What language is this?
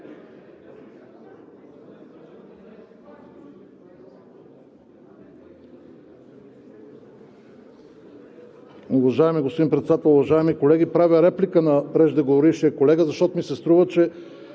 Bulgarian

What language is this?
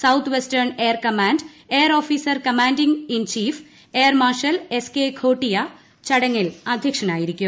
Malayalam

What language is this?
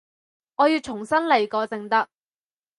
Cantonese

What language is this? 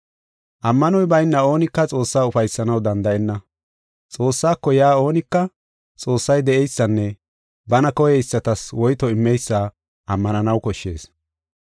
Gofa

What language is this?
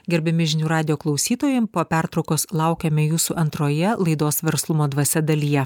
Lithuanian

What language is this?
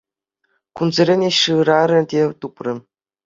Chuvash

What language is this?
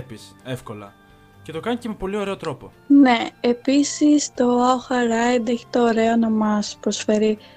Greek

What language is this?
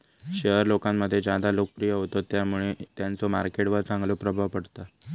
Marathi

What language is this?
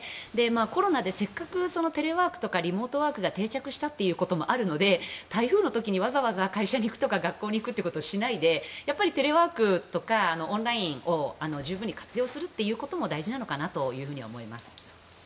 Japanese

